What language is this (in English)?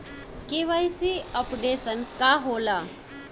Bhojpuri